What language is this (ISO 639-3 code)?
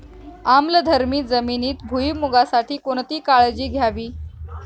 mar